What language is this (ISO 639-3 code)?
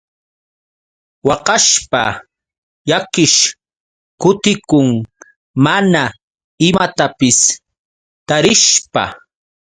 qux